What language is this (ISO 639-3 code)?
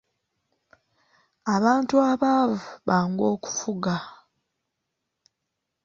lug